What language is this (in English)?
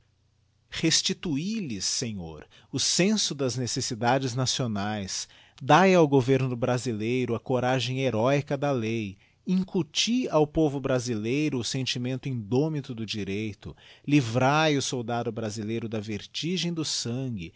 Portuguese